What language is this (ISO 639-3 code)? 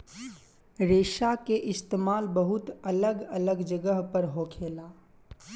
bho